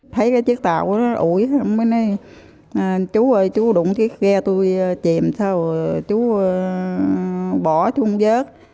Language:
Vietnamese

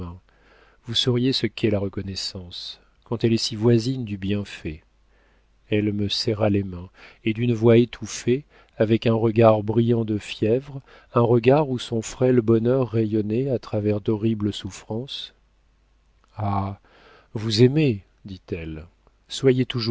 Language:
French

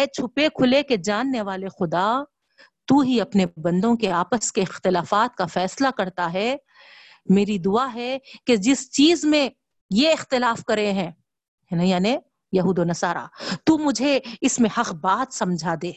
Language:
Urdu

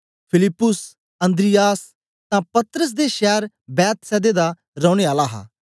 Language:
Dogri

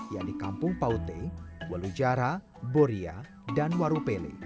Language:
Indonesian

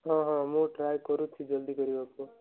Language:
Odia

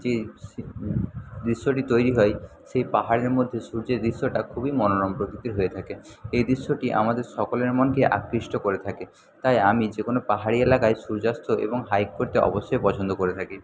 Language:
Bangla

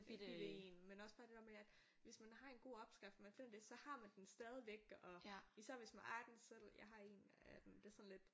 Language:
Danish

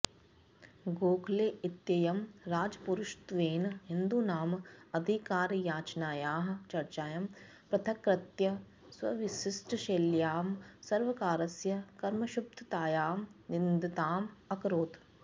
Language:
Sanskrit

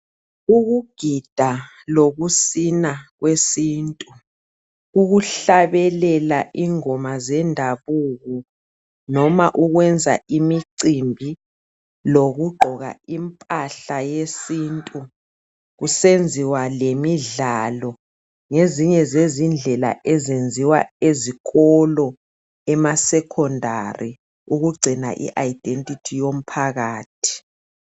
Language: North Ndebele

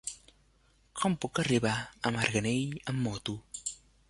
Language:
Catalan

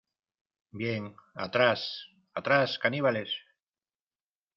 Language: Spanish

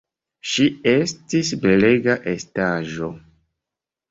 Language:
Esperanto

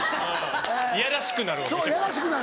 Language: Japanese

